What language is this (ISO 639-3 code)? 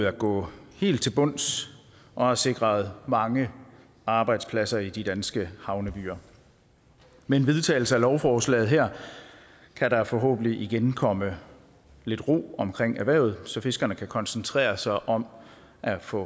dan